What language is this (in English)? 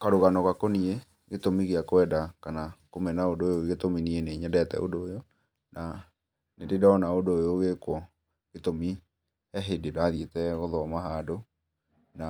Kikuyu